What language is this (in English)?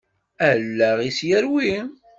Kabyle